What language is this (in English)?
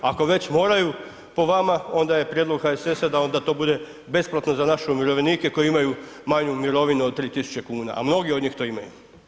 Croatian